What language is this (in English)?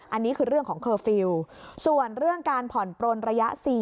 Thai